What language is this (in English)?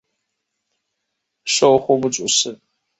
Chinese